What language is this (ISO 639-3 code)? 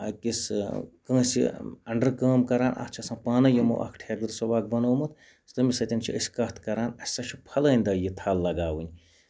kas